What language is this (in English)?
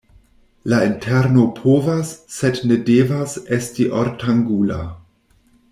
Esperanto